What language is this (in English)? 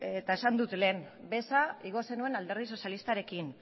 Basque